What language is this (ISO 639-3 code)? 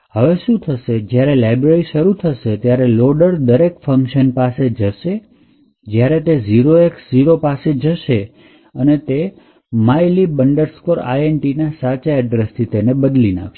guj